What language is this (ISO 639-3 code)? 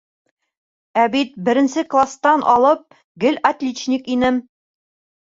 bak